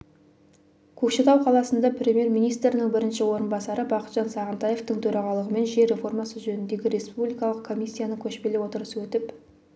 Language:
Kazakh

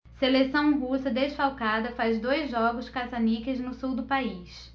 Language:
Portuguese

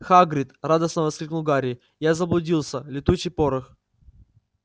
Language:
Russian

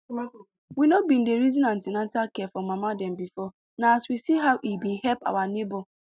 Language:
Nigerian Pidgin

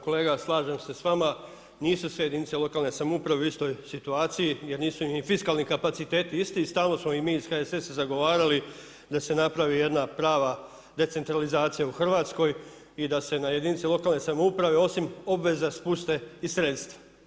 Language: Croatian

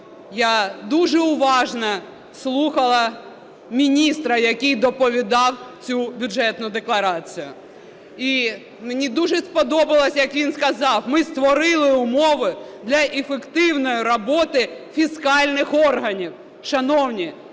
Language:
Ukrainian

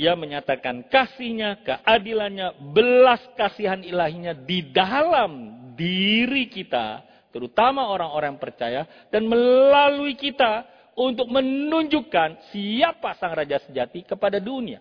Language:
Indonesian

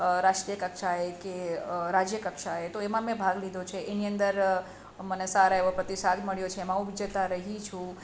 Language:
Gujarati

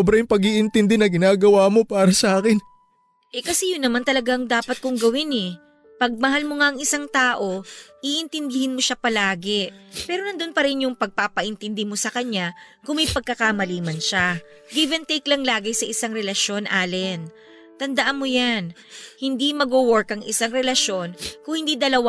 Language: Filipino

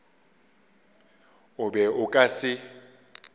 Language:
Northern Sotho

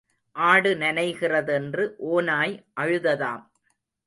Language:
Tamil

